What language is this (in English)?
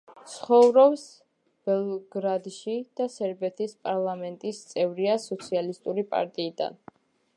Georgian